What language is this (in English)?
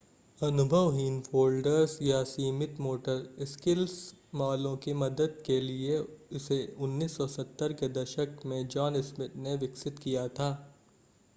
Hindi